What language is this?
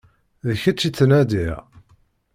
Kabyle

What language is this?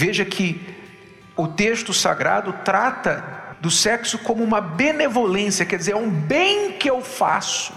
Portuguese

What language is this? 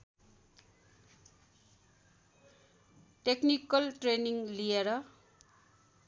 Nepali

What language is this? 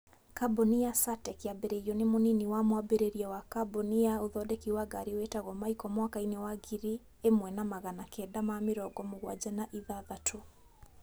Kikuyu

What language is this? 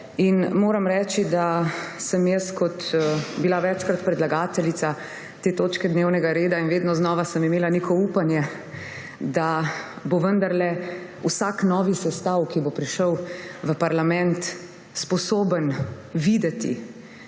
Slovenian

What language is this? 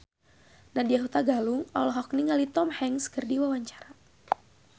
Sundanese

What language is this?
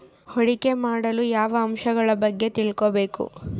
Kannada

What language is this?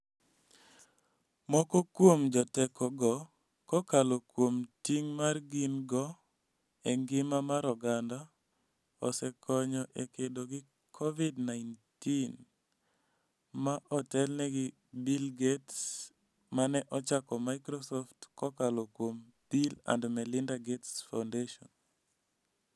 Luo (Kenya and Tanzania)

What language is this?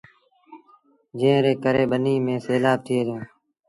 Sindhi Bhil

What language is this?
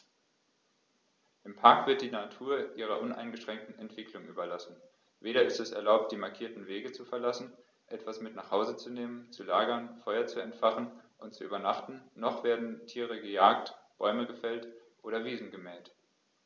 German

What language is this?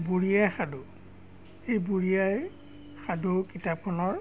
Assamese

